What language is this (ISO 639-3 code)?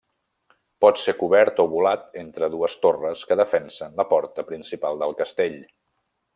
cat